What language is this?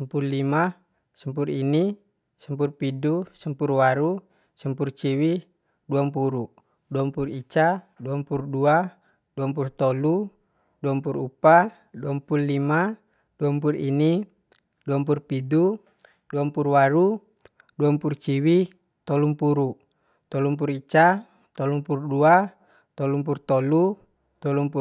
Bima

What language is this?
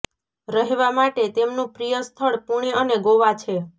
Gujarati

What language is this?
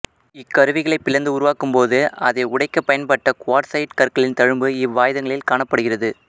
Tamil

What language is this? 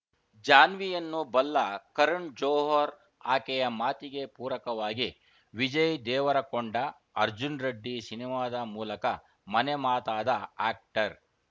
Kannada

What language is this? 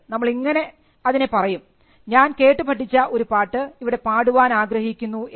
Malayalam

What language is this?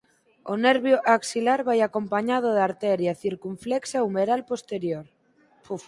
Galician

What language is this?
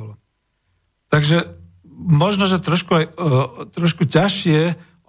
Slovak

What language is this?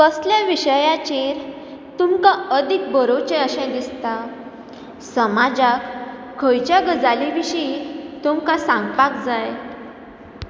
Konkani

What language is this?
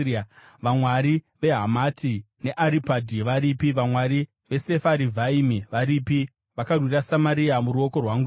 Shona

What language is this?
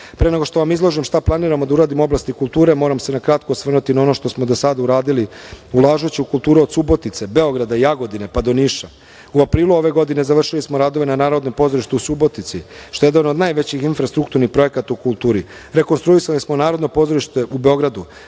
Serbian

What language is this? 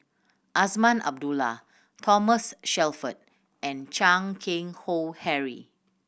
English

